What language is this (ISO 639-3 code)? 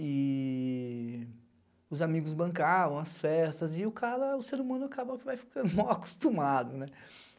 por